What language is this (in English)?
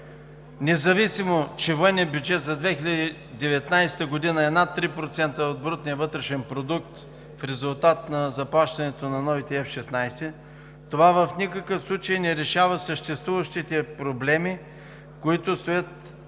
Bulgarian